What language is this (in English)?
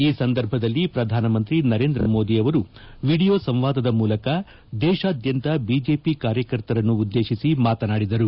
Kannada